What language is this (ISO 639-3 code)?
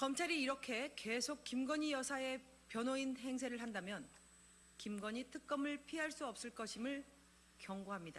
kor